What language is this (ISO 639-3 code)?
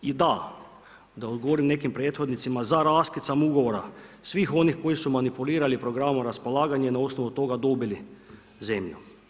hrv